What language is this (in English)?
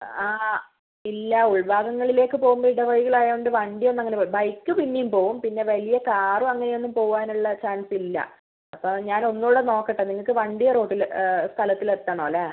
Malayalam